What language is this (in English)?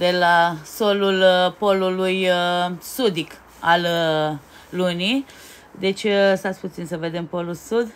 Romanian